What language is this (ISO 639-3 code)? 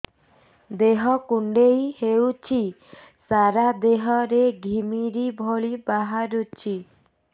ori